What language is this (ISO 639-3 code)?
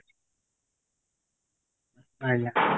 ori